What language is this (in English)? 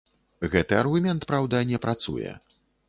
Belarusian